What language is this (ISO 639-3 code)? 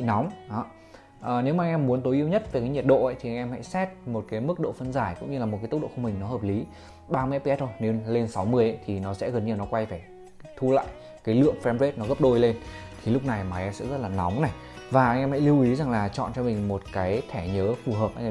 vie